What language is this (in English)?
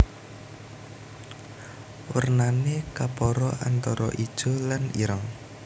Javanese